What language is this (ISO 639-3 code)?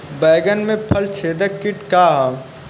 bho